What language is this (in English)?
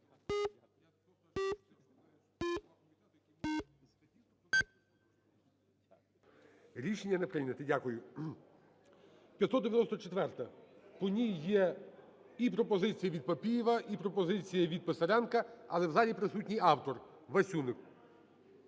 Ukrainian